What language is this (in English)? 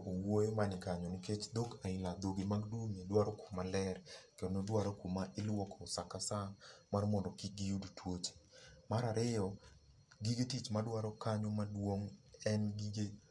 Luo (Kenya and Tanzania)